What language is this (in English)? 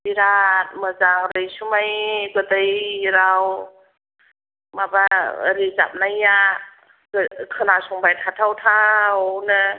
Bodo